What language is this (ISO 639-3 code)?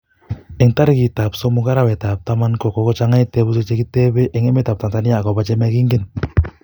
kln